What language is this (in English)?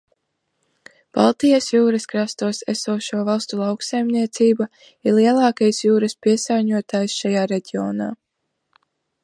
Latvian